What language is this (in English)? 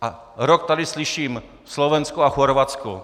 Czech